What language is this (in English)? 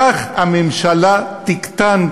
Hebrew